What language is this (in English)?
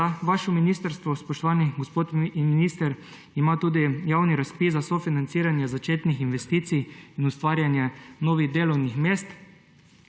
Slovenian